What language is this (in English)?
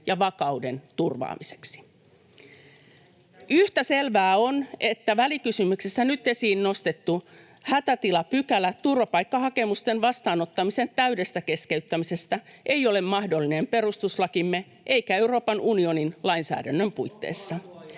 Finnish